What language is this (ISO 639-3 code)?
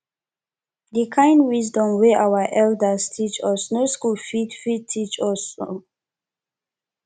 pcm